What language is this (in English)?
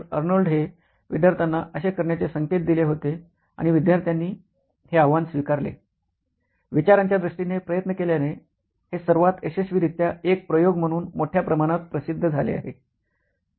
Marathi